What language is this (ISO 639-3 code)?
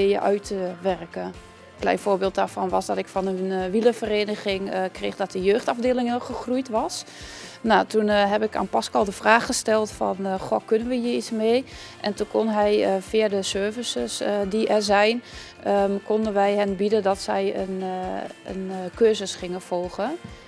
nld